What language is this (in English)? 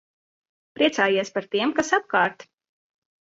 Latvian